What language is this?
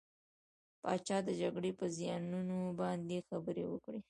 Pashto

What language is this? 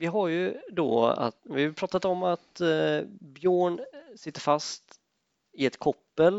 Swedish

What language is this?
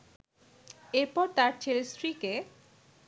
Bangla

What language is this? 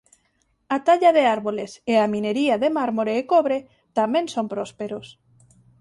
Galician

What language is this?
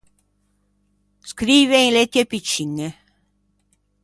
Ligurian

